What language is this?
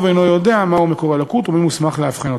Hebrew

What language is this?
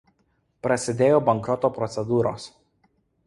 Lithuanian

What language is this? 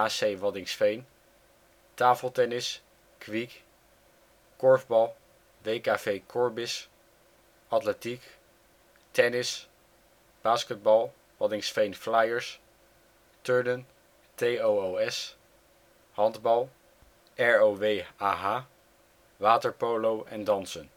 Dutch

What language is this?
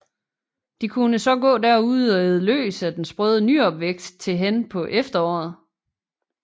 Danish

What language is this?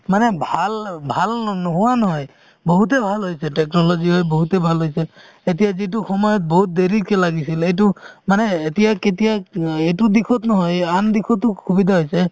Assamese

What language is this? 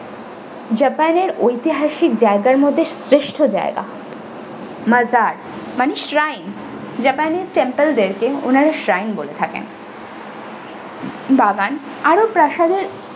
Bangla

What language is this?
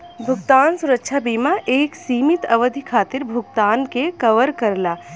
Bhojpuri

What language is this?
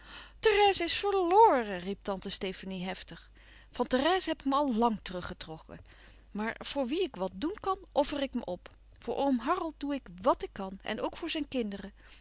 Dutch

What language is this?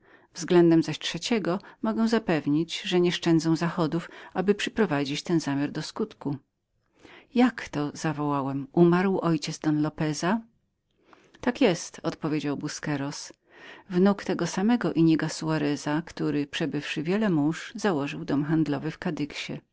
Polish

